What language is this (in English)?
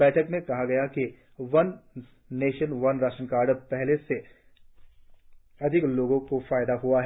Hindi